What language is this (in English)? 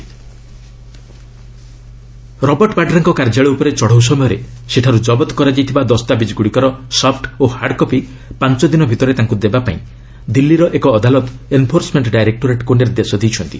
Odia